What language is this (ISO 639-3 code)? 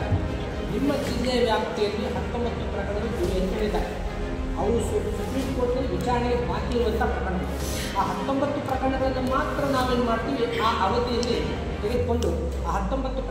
kan